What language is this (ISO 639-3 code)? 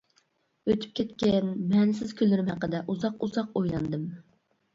uig